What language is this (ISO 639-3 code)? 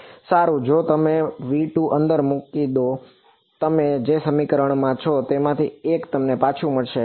guj